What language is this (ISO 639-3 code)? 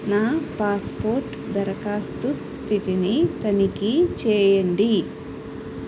tel